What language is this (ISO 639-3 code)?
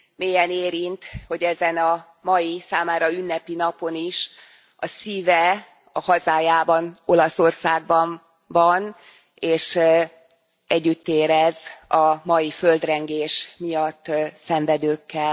hun